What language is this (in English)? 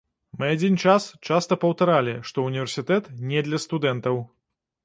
Belarusian